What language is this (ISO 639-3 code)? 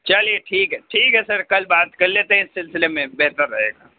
urd